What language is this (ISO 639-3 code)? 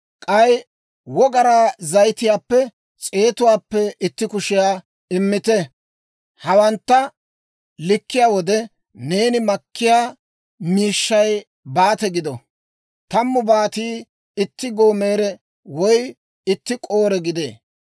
dwr